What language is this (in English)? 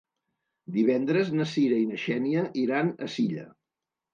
Catalan